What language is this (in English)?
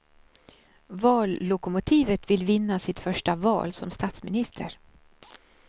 Swedish